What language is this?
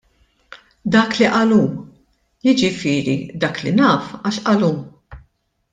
Maltese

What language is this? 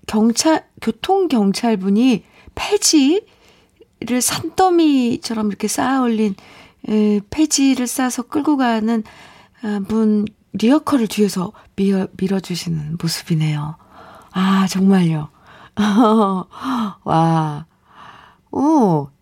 Korean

